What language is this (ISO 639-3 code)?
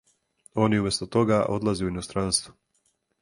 srp